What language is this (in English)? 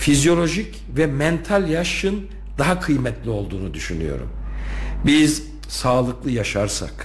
Turkish